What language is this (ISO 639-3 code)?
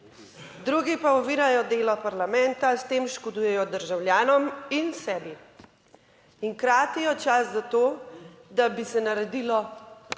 slv